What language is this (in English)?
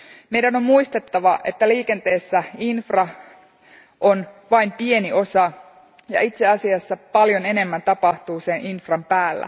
Finnish